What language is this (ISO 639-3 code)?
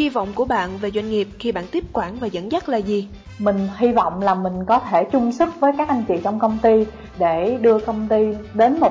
vie